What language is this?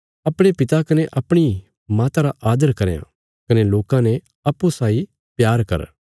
Bilaspuri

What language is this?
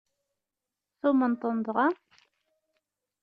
Kabyle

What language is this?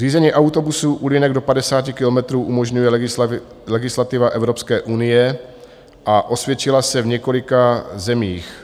Czech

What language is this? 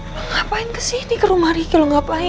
Indonesian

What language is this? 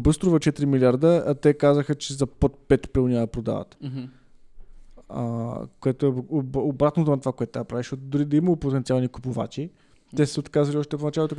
Bulgarian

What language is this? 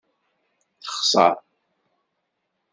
Kabyle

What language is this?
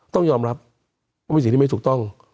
Thai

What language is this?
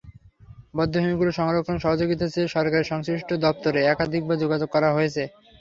Bangla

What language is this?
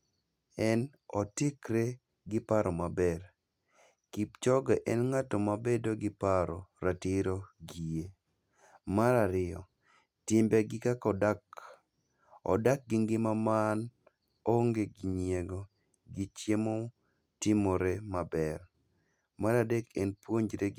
Luo (Kenya and Tanzania)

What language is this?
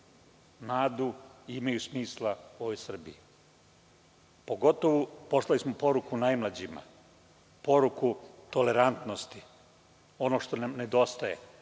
Serbian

